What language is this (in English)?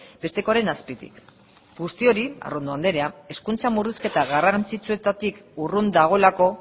Basque